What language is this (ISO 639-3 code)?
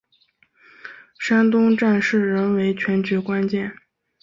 zho